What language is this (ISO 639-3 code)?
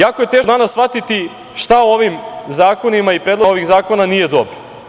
srp